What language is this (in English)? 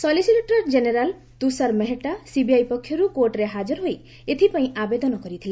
Odia